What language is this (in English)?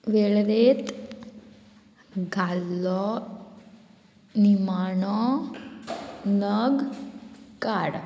Konkani